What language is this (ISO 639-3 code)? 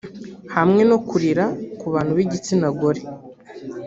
kin